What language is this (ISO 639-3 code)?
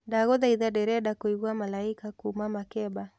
kik